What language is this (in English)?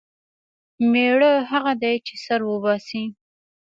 Pashto